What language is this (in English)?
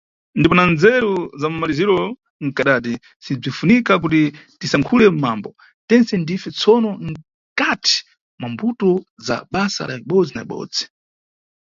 Nyungwe